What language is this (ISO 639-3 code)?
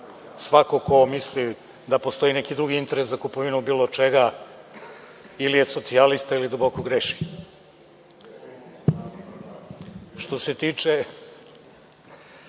srp